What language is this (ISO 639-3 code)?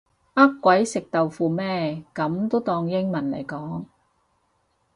yue